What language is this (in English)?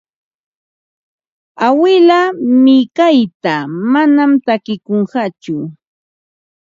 Ambo-Pasco Quechua